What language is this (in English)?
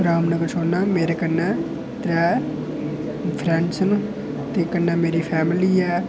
Dogri